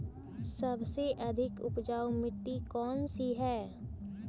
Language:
Magahi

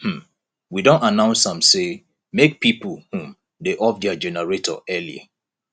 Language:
Nigerian Pidgin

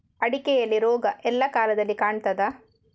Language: Kannada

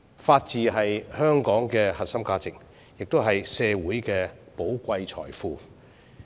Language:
Cantonese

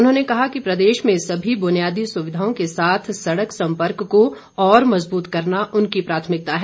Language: Hindi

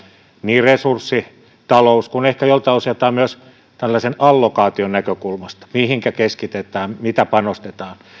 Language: Finnish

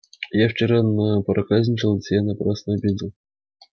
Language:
Russian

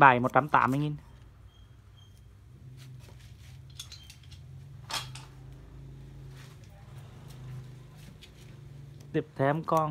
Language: Vietnamese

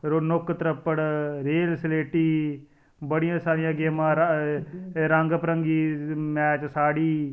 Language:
Dogri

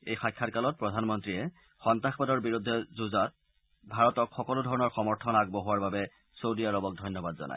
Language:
Assamese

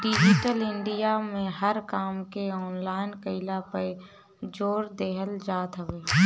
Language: Bhojpuri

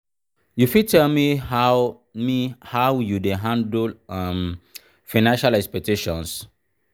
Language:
Nigerian Pidgin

